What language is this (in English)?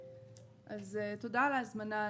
Hebrew